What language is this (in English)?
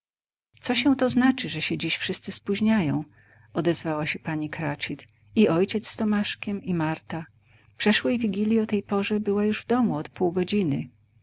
Polish